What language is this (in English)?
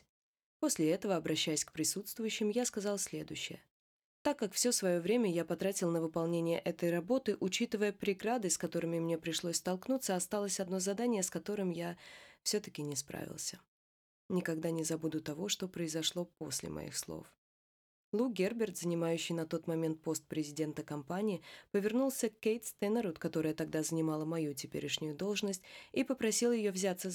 Russian